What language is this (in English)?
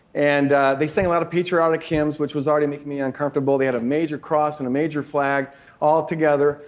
English